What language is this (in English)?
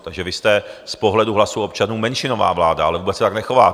Czech